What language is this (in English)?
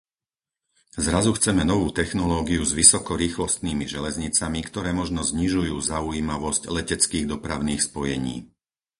Slovak